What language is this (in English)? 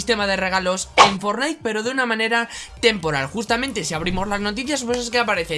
Spanish